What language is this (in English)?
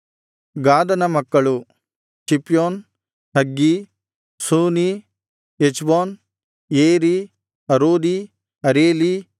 Kannada